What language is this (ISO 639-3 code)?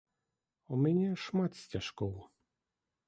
bel